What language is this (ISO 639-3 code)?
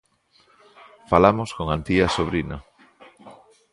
glg